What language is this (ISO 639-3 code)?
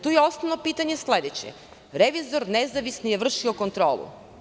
srp